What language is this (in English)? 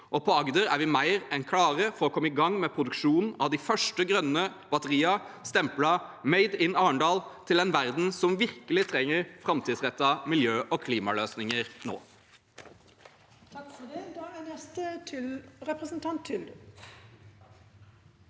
Norwegian